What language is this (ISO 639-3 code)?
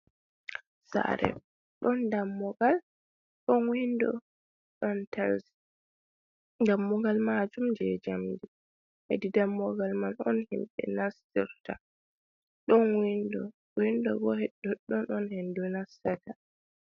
ful